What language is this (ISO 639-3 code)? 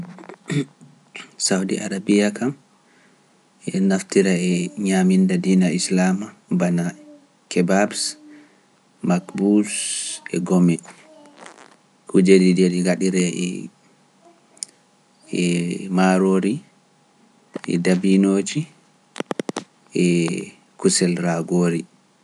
fuf